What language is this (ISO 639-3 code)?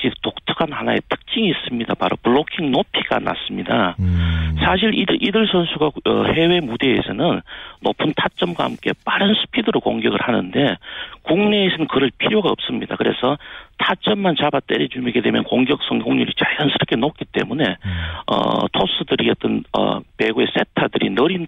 kor